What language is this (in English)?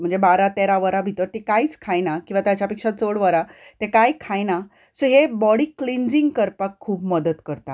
Konkani